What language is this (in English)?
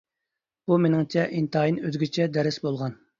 Uyghur